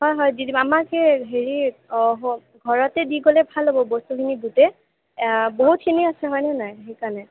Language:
Assamese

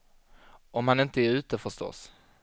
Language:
Swedish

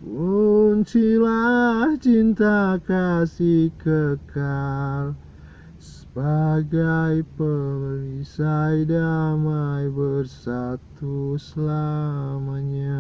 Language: Indonesian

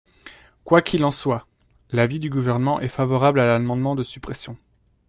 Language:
French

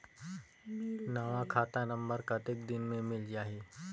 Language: Chhattisgarhi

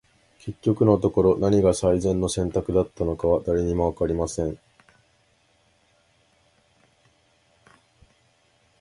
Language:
Japanese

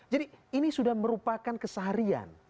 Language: Indonesian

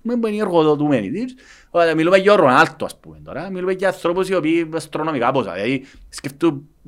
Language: Greek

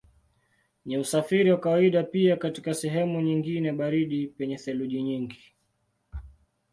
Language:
Swahili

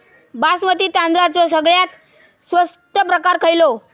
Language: Marathi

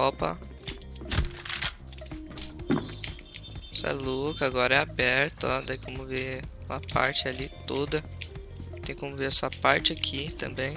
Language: Portuguese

